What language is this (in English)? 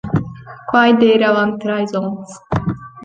Romansh